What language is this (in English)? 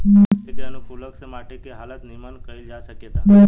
Bhojpuri